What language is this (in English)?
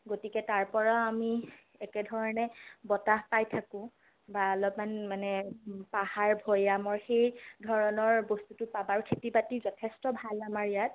Assamese